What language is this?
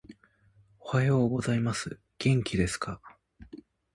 Japanese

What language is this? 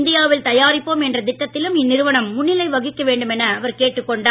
Tamil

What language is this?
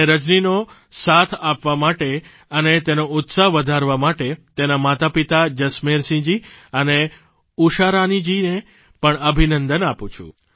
Gujarati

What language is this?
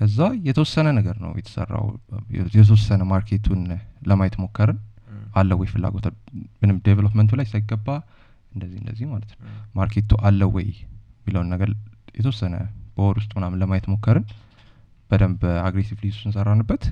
Amharic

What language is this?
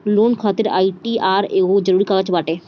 Bhojpuri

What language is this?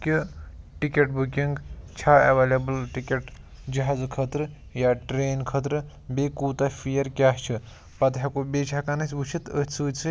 Kashmiri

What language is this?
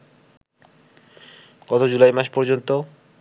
Bangla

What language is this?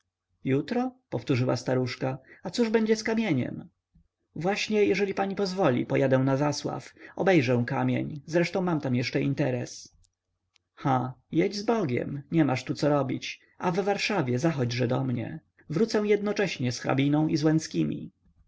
Polish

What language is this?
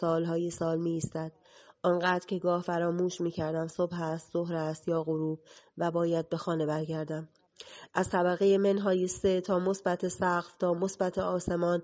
Persian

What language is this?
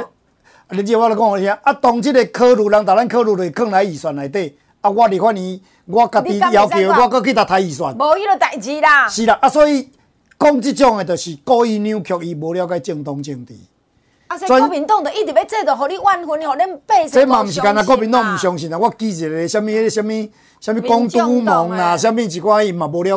Chinese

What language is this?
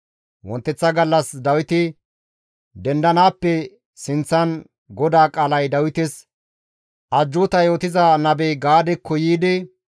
Gamo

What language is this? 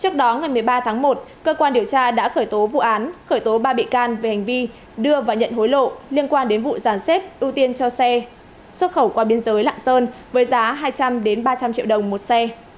Vietnamese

